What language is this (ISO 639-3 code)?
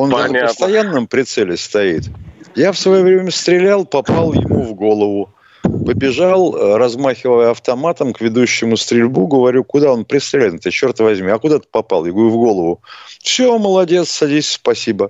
rus